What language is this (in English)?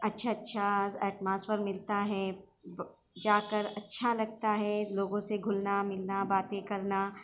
Urdu